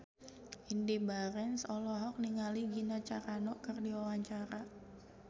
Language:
Sundanese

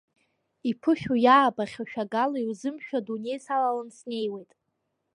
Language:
Abkhazian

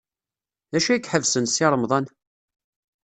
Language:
Kabyle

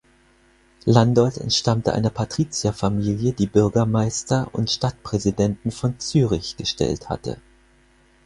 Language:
German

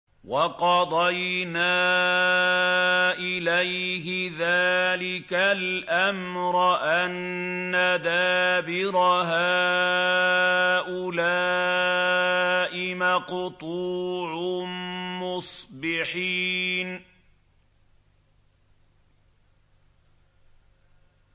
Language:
Arabic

